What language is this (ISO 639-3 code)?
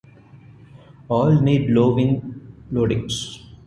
eng